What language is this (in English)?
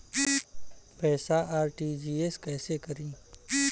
Bhojpuri